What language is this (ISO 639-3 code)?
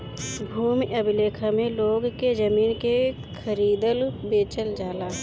bho